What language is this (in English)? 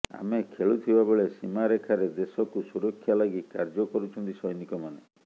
Odia